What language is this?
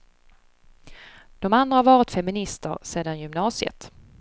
Swedish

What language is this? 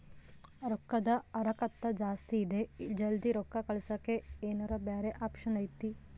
Kannada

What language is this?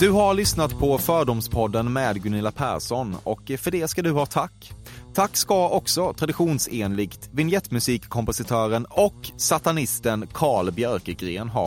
Swedish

